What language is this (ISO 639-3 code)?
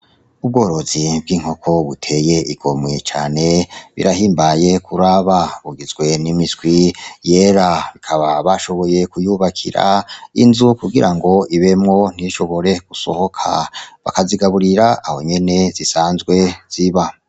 run